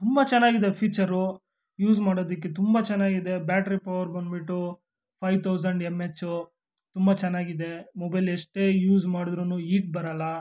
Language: Kannada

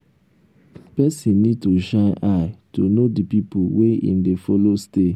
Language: Nigerian Pidgin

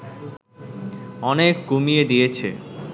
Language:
Bangla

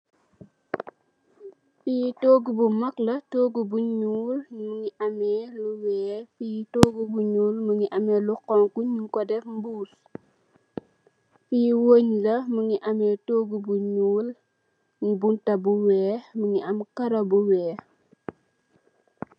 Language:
Wolof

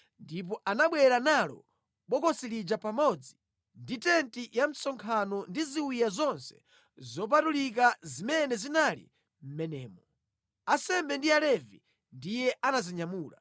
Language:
Nyanja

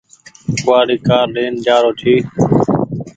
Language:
Goaria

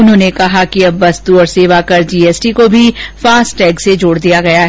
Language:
Hindi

